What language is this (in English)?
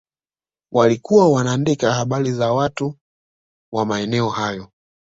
Swahili